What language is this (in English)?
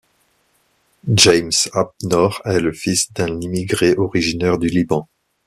French